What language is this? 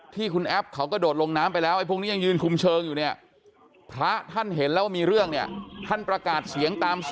Thai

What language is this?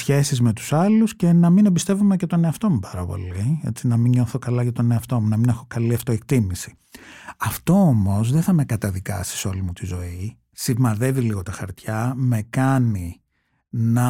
Greek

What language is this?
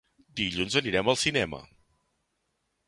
Catalan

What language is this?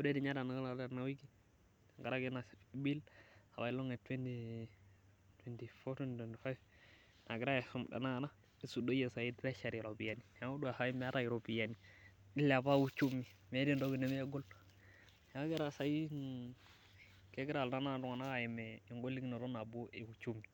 Masai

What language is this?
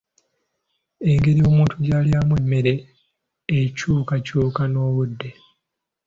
Ganda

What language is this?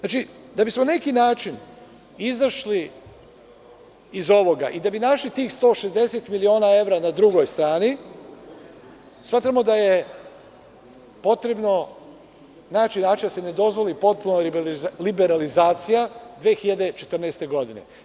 Serbian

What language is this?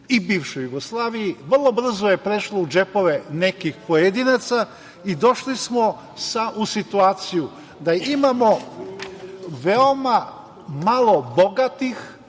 Serbian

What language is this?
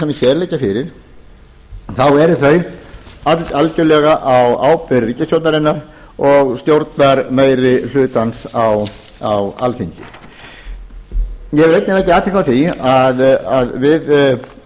Icelandic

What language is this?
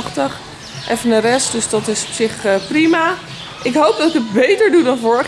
Dutch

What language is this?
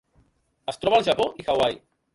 Catalan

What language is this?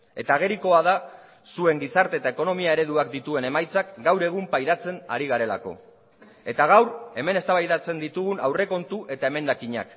Basque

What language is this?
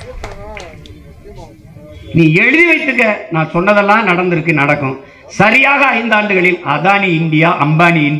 Tamil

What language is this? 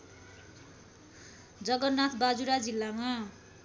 Nepali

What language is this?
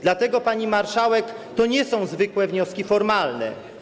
Polish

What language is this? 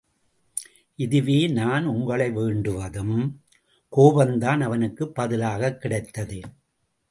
Tamil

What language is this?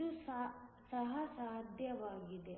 Kannada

